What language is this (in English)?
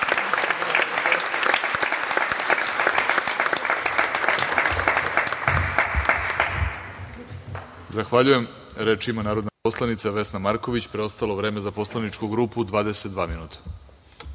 Serbian